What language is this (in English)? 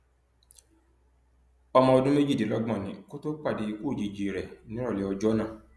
Yoruba